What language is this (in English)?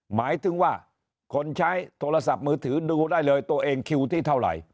Thai